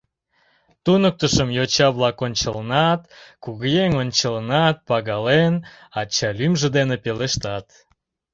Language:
Mari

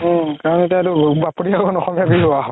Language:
Assamese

